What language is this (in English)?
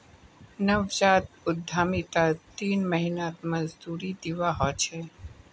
Magahi